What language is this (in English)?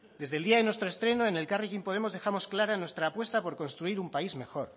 Spanish